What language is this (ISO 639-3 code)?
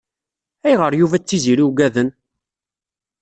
kab